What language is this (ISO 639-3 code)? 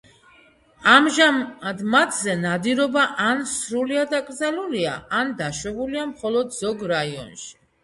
kat